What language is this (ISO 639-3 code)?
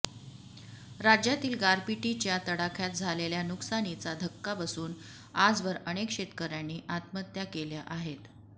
mar